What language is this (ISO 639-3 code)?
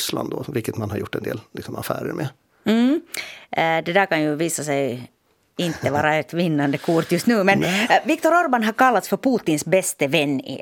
swe